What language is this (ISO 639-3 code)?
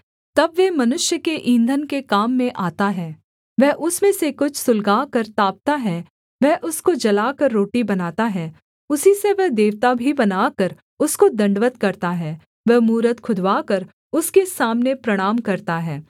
hin